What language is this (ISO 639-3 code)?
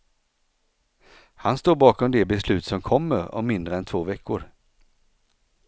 swe